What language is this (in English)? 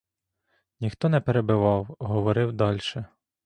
Ukrainian